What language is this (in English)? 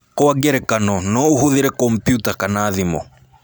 Kikuyu